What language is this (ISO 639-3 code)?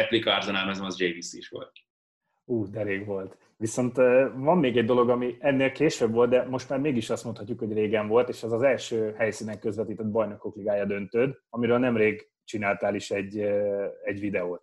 hun